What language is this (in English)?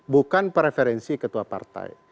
Indonesian